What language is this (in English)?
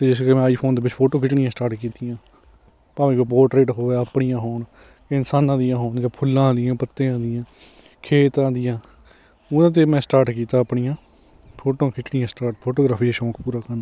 Punjabi